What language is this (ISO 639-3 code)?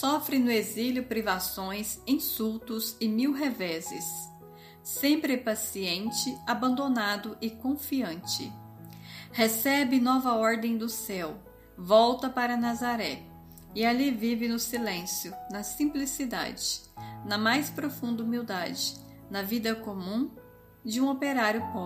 por